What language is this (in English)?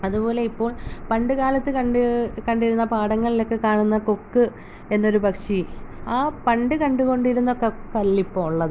Malayalam